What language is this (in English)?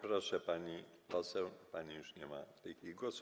Polish